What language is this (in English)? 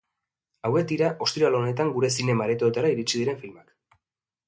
Basque